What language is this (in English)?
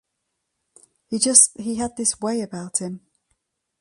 English